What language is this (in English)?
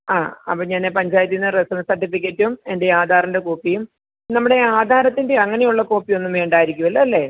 Malayalam